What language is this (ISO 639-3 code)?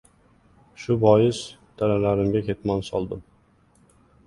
uzb